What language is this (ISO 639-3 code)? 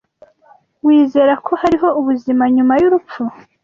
kin